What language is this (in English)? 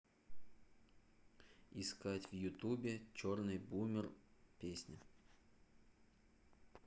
Russian